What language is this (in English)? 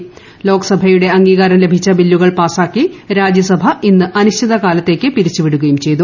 Malayalam